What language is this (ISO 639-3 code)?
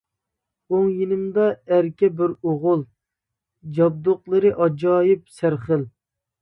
uig